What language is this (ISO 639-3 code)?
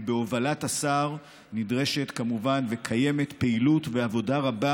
heb